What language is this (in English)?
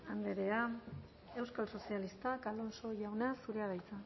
Basque